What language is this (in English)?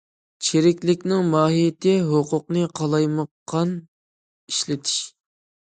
Uyghur